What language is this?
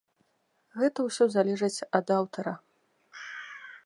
Belarusian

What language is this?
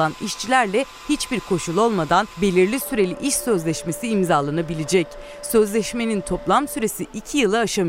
Turkish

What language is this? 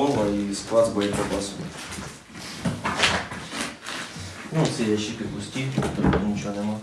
Ukrainian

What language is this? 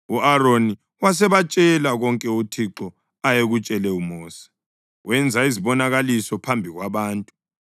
North Ndebele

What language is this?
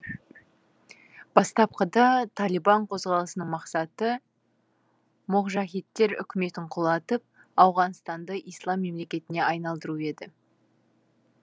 Kazakh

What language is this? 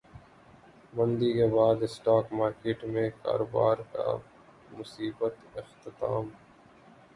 Urdu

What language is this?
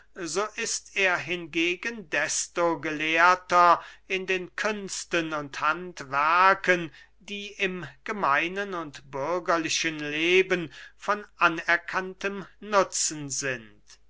German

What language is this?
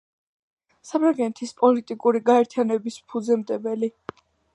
Georgian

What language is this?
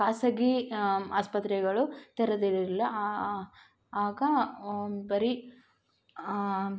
Kannada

